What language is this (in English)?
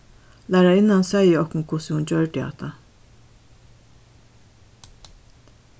Faroese